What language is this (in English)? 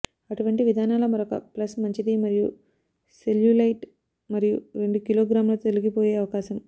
Telugu